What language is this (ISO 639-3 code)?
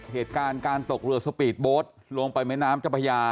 tha